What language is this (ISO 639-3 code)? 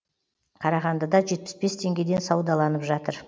kaz